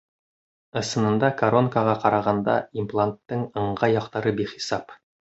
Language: Bashkir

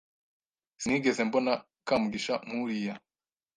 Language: Kinyarwanda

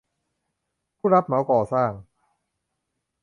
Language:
Thai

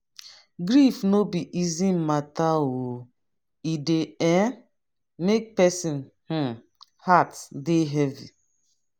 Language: Nigerian Pidgin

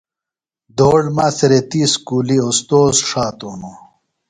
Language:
Phalura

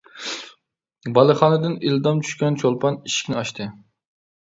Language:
Uyghur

